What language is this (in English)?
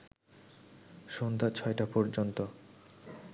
Bangla